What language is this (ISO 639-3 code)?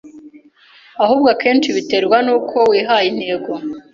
kin